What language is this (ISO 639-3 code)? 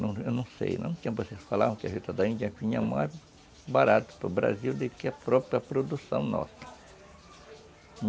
por